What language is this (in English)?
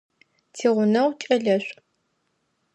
Adyghe